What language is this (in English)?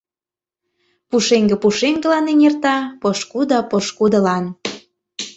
Mari